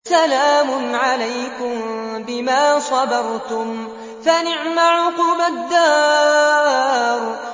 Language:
Arabic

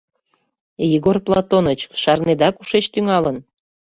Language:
Mari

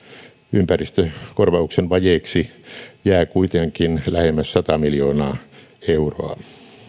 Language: Finnish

